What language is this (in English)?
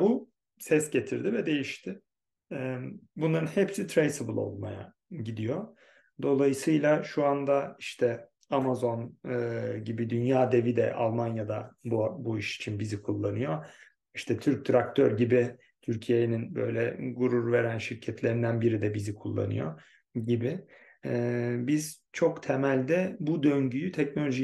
Turkish